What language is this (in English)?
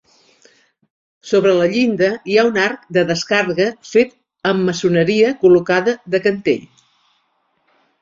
Catalan